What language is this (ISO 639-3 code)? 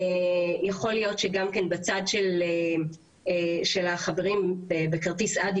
heb